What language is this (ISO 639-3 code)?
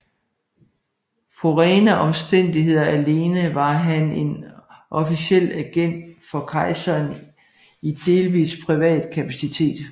dan